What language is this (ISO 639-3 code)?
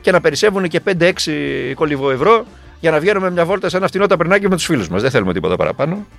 ell